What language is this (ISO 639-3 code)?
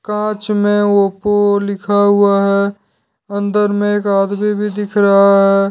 hin